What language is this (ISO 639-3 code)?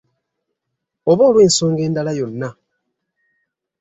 lug